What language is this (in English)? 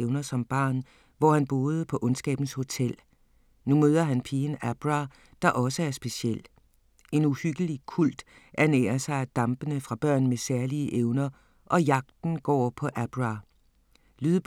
Danish